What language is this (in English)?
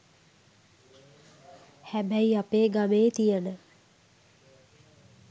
Sinhala